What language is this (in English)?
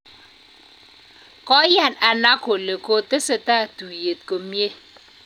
Kalenjin